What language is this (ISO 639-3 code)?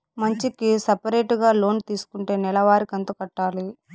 tel